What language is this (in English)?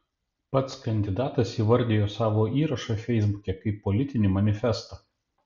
Lithuanian